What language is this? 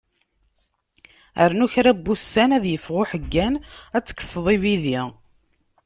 Kabyle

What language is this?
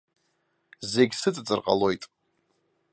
Abkhazian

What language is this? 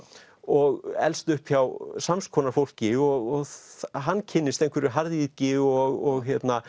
Icelandic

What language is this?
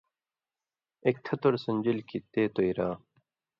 Indus Kohistani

